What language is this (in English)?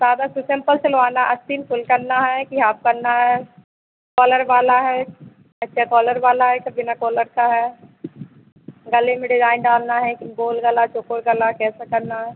Hindi